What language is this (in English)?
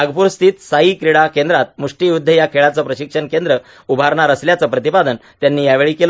Marathi